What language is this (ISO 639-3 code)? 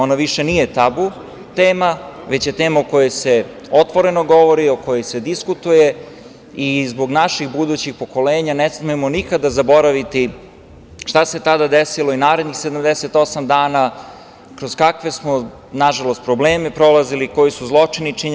srp